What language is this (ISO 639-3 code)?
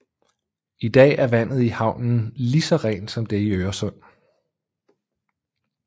dan